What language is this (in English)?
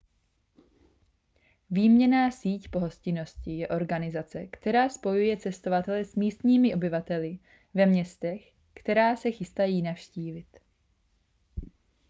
Czech